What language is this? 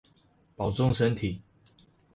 Chinese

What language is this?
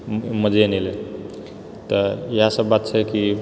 Maithili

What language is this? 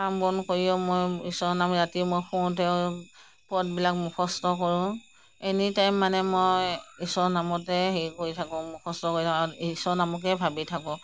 Assamese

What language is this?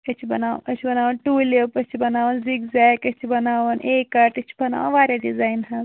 Kashmiri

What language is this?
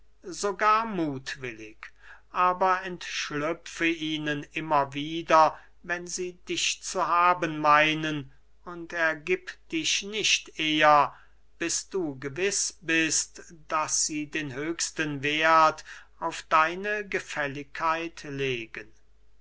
German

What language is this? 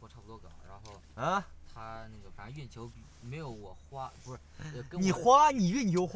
Chinese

